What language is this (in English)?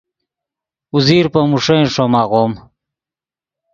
Yidgha